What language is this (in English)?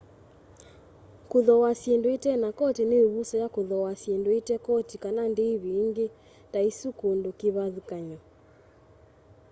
Kamba